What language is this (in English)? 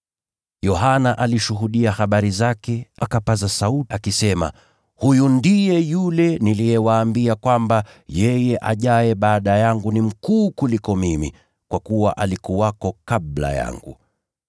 Swahili